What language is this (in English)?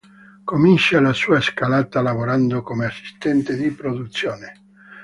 Italian